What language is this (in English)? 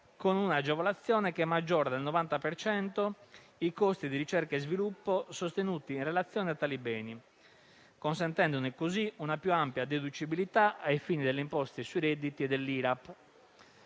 Italian